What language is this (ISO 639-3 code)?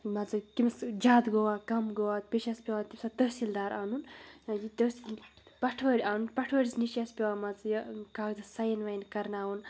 kas